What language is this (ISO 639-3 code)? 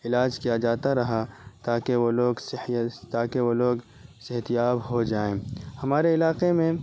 urd